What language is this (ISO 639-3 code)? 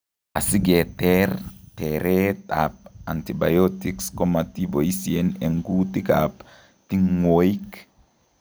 kln